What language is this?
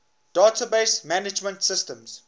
English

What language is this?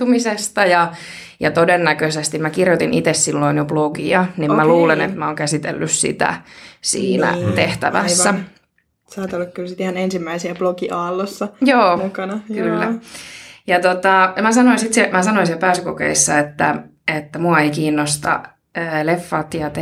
Finnish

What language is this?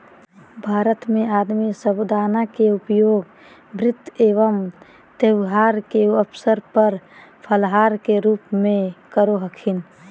Magahi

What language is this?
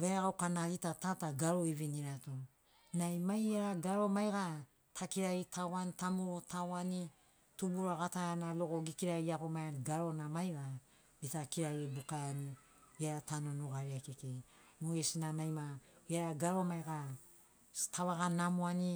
Sinaugoro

